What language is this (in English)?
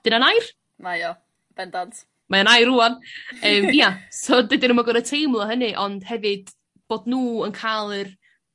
Welsh